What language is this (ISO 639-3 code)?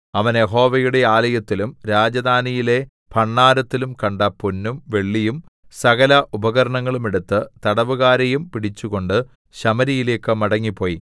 mal